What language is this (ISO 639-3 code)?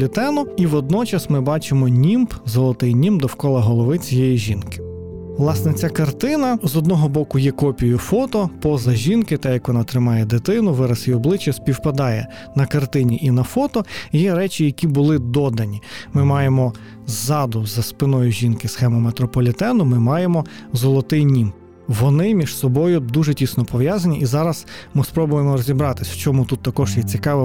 ukr